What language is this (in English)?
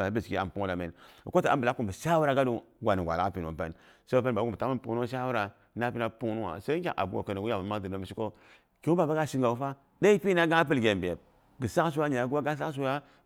Boghom